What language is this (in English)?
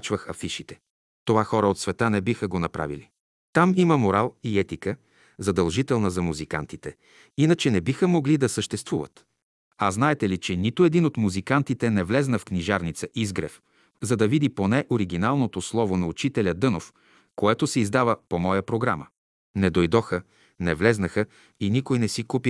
Bulgarian